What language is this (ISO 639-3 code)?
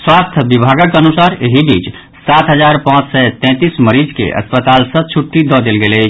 mai